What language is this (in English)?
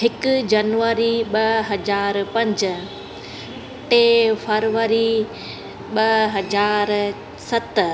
Sindhi